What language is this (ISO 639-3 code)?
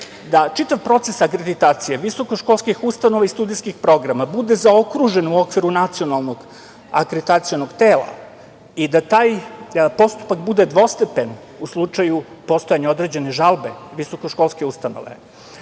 srp